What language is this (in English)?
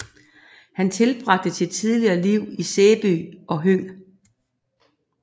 Danish